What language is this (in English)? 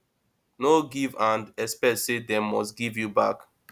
Nigerian Pidgin